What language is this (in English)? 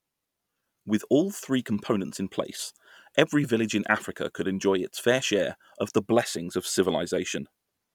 English